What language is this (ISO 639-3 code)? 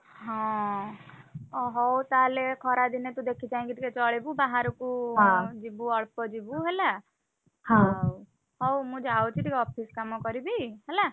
ori